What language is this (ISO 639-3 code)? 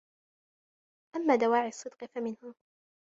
ara